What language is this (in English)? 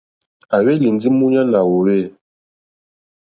Mokpwe